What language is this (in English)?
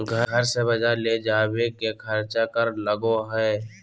Magahi